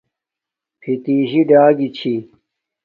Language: Domaaki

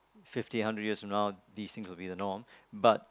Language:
English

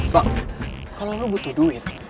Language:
Indonesian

